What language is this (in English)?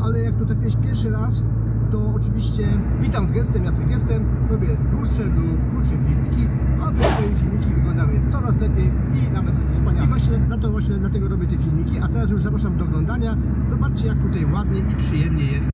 Polish